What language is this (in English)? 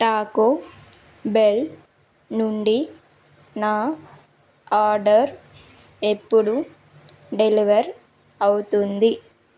Telugu